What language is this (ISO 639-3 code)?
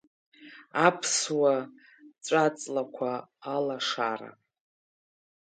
abk